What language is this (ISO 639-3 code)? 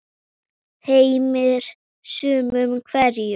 isl